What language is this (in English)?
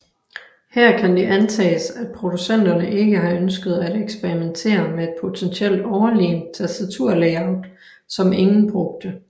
Danish